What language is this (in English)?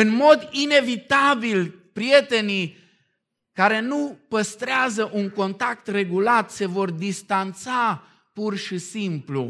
Romanian